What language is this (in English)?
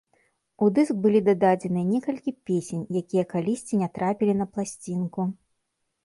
Belarusian